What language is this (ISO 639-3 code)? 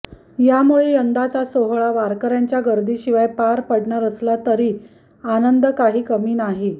mar